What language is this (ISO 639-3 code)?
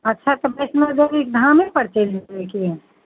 mai